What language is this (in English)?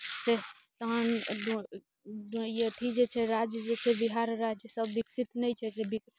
Maithili